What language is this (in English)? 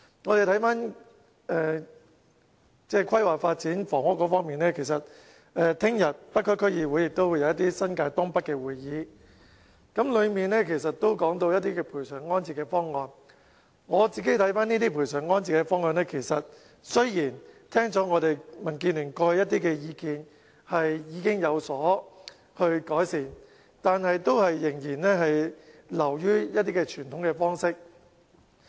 Cantonese